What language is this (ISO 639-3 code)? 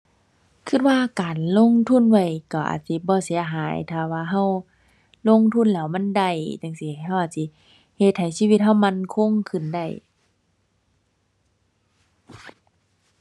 tha